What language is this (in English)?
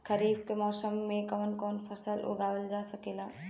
Bhojpuri